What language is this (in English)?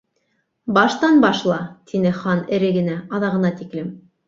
Bashkir